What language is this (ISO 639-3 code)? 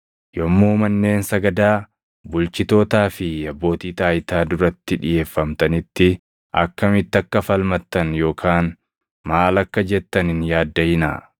orm